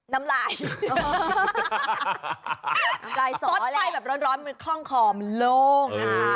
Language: Thai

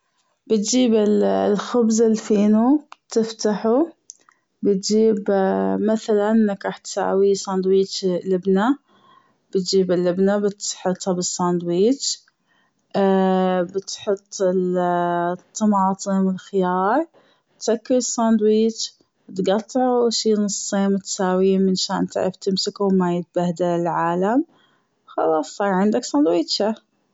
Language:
Gulf Arabic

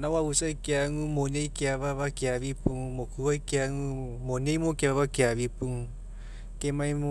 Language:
Mekeo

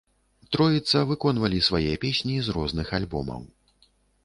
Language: Belarusian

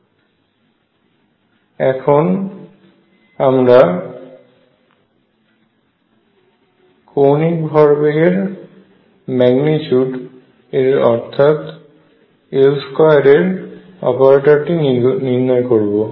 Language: Bangla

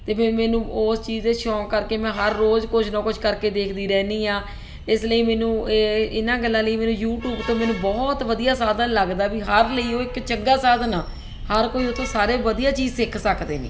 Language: Punjabi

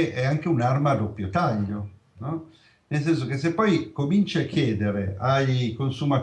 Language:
Italian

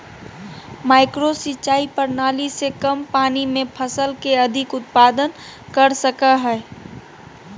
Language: Magahi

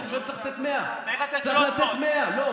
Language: Hebrew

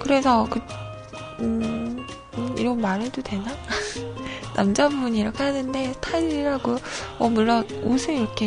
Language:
Korean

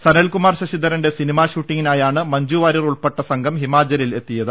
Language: Malayalam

